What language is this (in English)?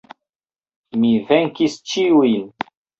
Esperanto